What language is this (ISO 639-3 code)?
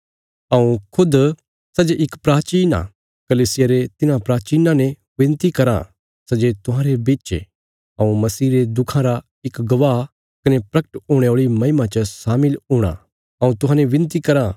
kfs